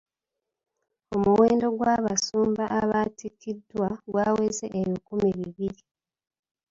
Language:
Ganda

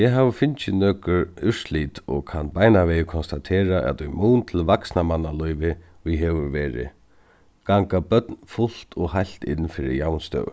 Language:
Faroese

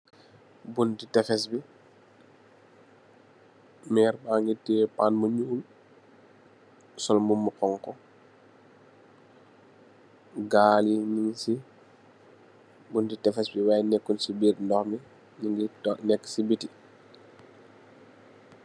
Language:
Wolof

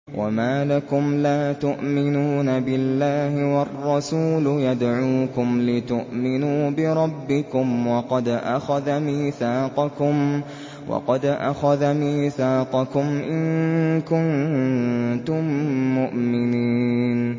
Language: Arabic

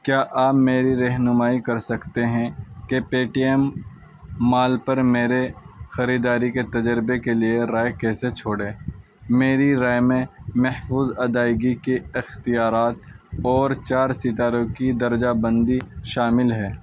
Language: Urdu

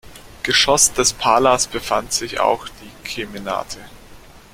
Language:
German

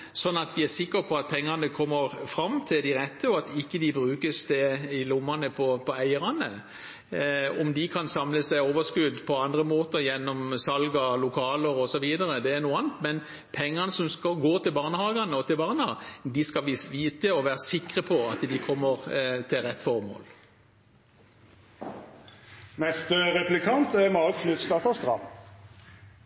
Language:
Norwegian Bokmål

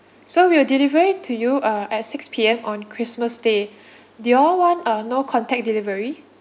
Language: English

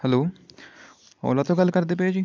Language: Punjabi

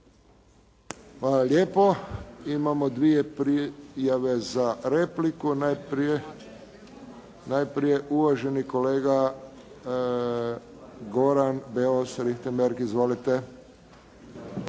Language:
Croatian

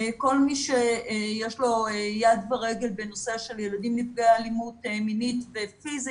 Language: Hebrew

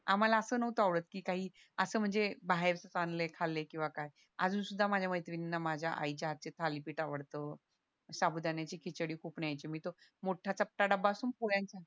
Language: Marathi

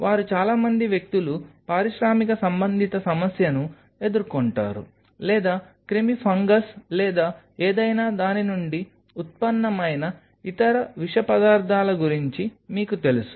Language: Telugu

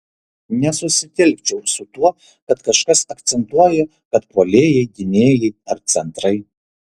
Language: Lithuanian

